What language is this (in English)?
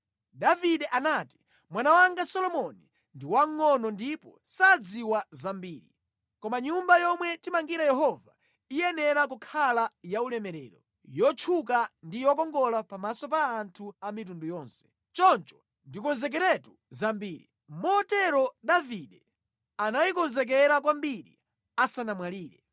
Nyanja